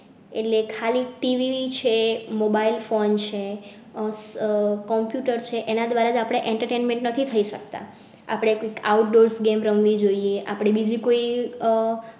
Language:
Gujarati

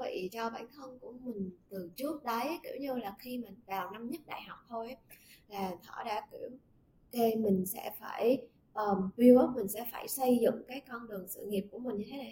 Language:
Vietnamese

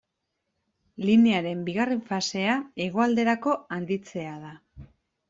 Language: Basque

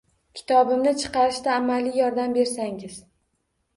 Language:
Uzbek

